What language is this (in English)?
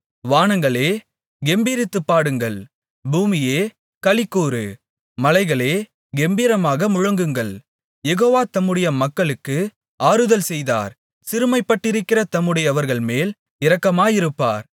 Tamil